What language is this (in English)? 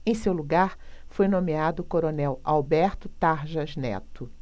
Portuguese